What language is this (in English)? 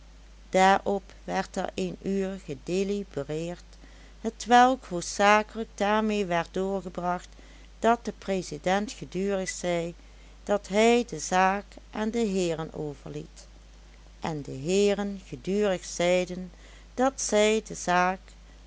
Dutch